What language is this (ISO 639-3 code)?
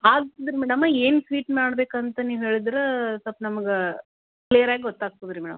kan